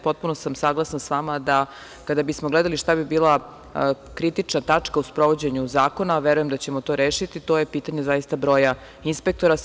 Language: Serbian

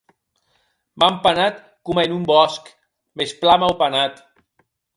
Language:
Occitan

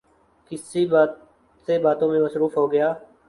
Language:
Urdu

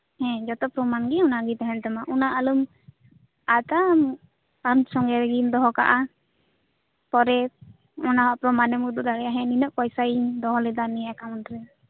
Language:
Santali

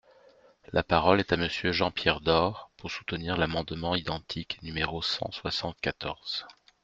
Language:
French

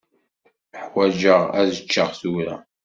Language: Kabyle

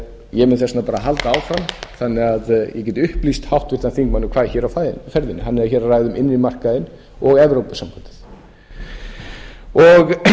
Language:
Icelandic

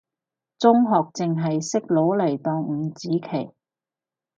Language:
Cantonese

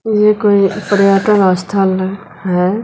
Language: Hindi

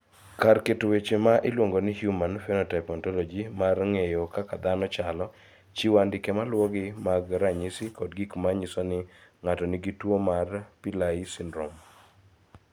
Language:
Luo (Kenya and Tanzania)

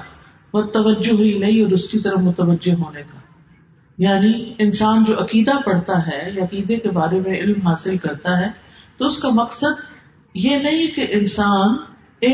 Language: Urdu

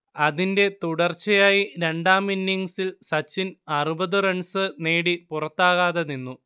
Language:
Malayalam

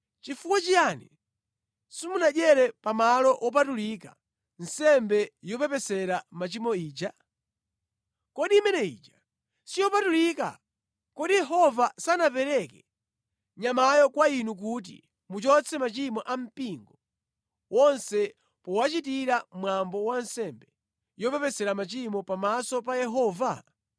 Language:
Nyanja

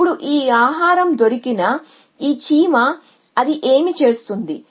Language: Telugu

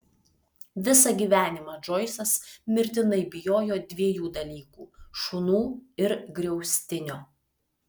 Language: Lithuanian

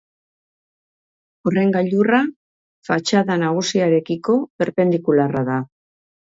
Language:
Basque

